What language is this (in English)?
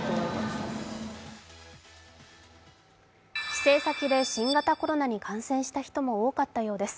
Japanese